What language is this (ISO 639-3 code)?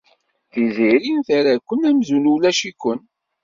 kab